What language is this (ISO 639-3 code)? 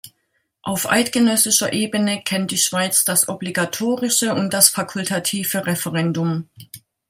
deu